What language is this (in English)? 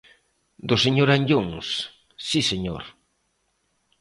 Galician